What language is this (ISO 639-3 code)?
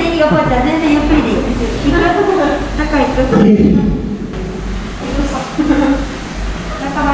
jpn